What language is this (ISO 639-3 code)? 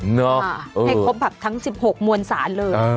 tha